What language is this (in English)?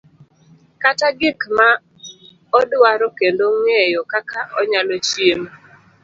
Luo (Kenya and Tanzania)